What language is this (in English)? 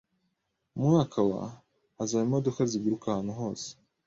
Kinyarwanda